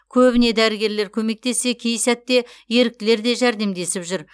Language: Kazakh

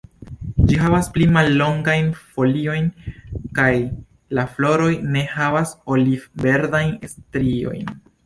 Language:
Esperanto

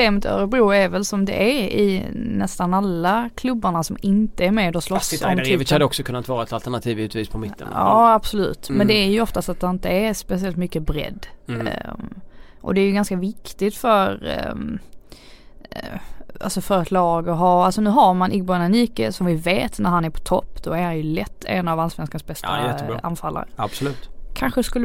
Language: Swedish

